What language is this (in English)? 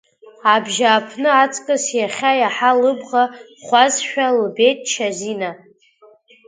Abkhazian